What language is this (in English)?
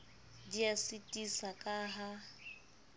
Southern Sotho